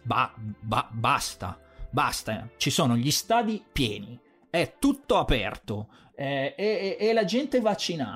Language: Italian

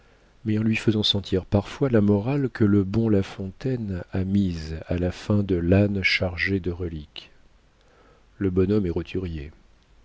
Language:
French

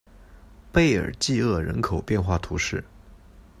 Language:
Chinese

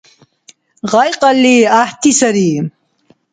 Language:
Dargwa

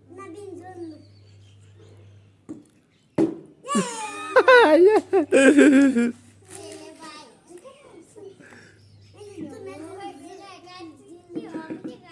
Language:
Hindi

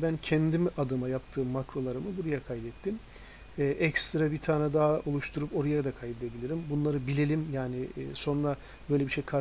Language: Turkish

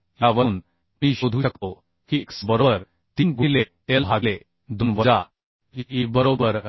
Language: Marathi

